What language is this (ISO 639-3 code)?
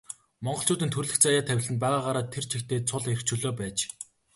mon